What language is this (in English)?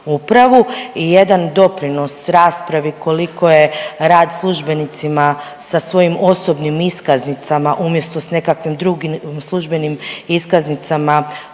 Croatian